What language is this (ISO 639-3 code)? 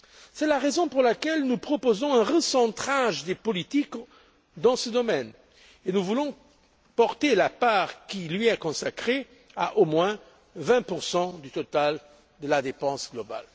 fra